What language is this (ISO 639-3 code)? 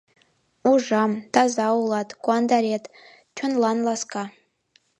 chm